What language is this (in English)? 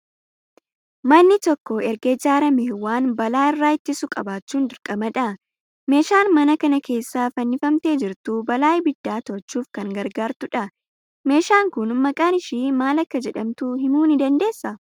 Oromo